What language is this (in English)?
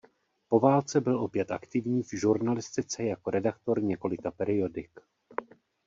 Czech